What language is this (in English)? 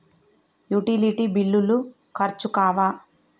Telugu